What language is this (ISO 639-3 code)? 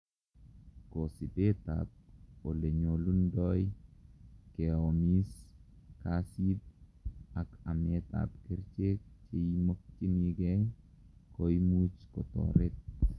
kln